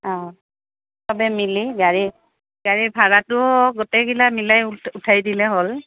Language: Assamese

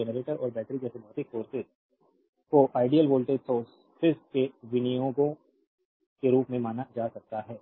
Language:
Hindi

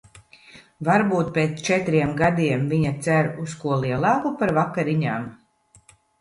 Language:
Latvian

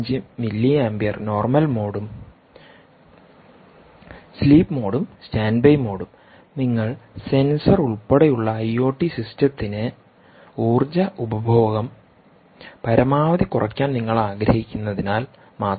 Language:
Malayalam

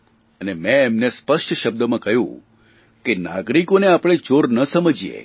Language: Gujarati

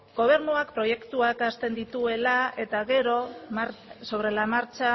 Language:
Basque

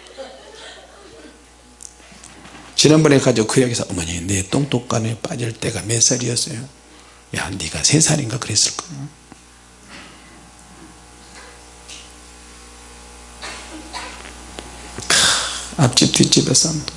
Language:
Korean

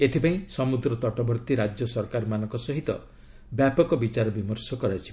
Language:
Odia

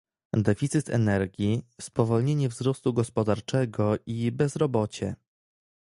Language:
Polish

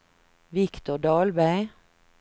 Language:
Swedish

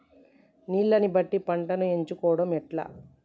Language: Telugu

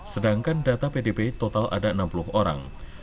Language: Indonesian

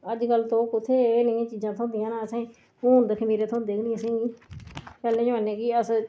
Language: Dogri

